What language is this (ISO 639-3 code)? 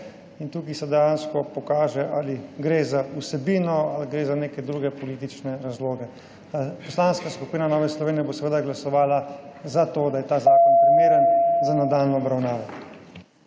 slv